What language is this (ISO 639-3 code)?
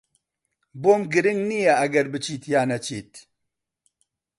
ckb